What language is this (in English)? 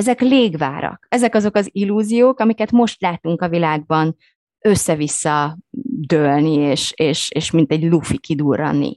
Hungarian